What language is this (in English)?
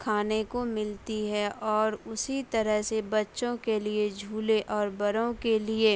Urdu